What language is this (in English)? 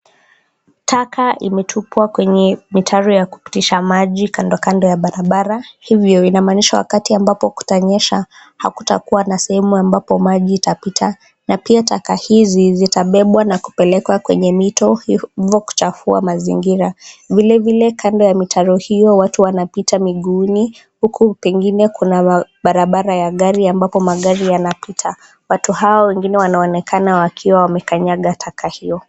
Swahili